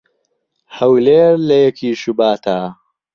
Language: Central Kurdish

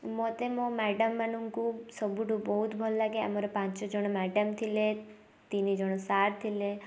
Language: Odia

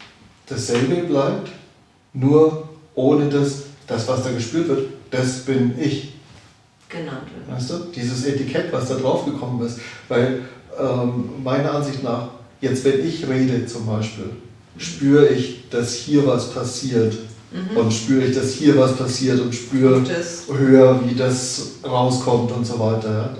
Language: German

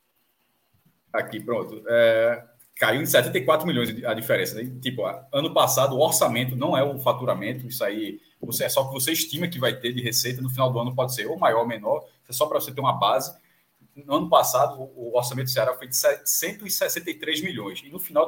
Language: Portuguese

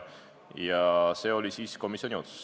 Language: Estonian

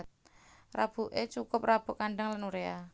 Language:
Javanese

